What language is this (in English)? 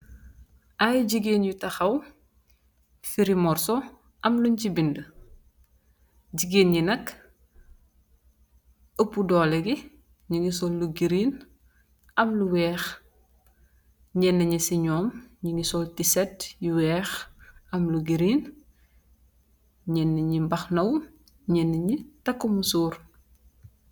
Wolof